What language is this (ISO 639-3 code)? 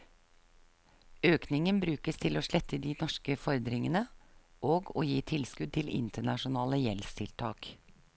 nor